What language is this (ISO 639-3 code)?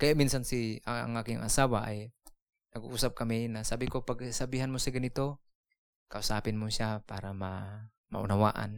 fil